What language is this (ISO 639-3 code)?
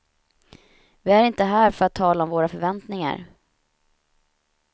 swe